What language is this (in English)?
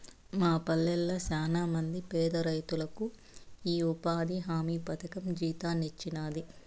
Telugu